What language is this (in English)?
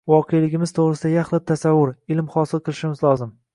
Uzbek